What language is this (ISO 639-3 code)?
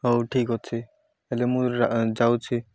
ori